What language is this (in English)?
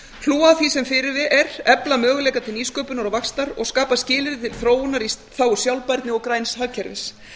Icelandic